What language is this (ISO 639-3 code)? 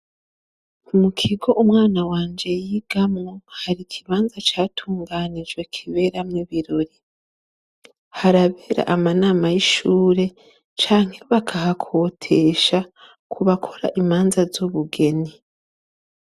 run